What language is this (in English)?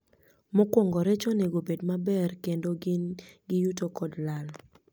Luo (Kenya and Tanzania)